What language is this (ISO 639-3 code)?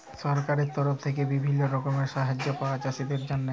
ben